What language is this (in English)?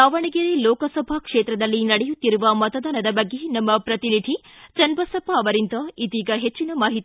Kannada